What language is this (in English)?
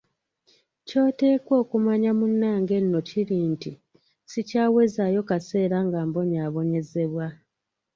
Ganda